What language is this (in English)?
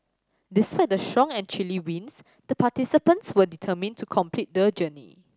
English